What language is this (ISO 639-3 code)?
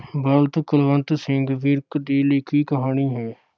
pan